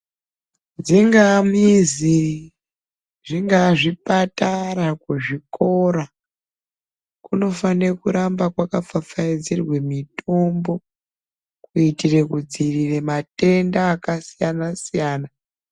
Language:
Ndau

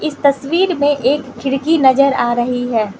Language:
Hindi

